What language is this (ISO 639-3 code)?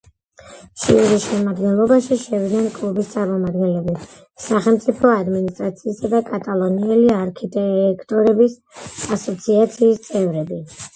kat